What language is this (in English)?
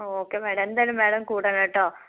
Malayalam